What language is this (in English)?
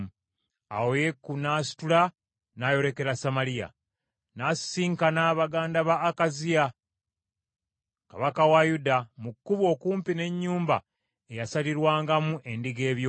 Ganda